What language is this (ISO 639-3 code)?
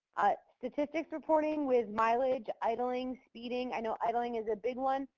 eng